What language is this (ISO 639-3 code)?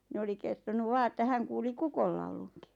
fin